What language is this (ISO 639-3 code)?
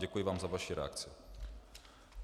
ces